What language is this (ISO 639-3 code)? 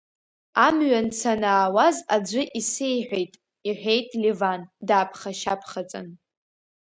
abk